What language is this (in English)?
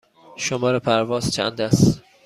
Persian